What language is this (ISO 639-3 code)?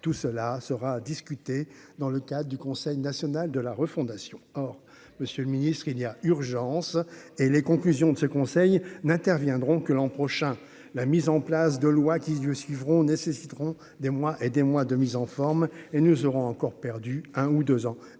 fra